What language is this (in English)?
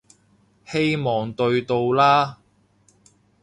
Cantonese